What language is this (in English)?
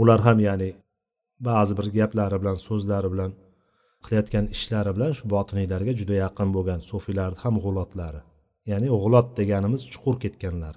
Bulgarian